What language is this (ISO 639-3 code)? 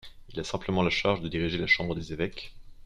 fra